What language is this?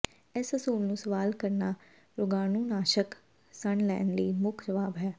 Punjabi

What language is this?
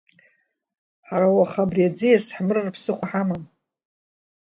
Abkhazian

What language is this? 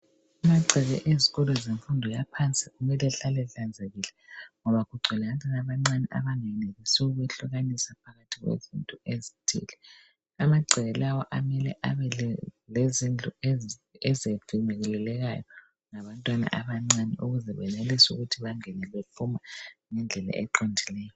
North Ndebele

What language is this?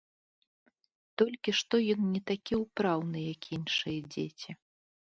Belarusian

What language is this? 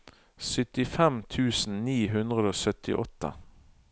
Norwegian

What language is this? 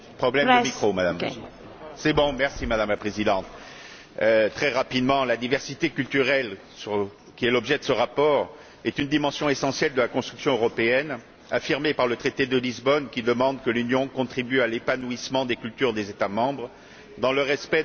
French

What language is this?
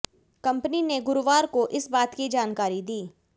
Hindi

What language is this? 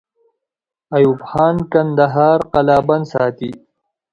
Pashto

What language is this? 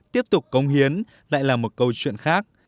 Vietnamese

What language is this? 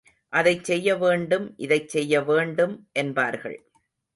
Tamil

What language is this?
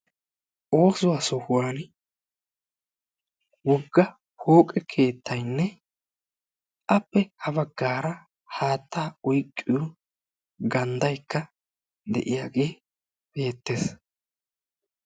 Wolaytta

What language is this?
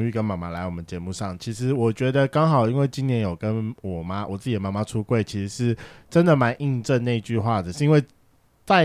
Chinese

